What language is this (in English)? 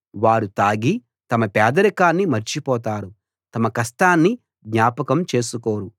Telugu